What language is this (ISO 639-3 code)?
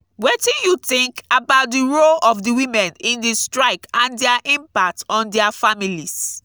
pcm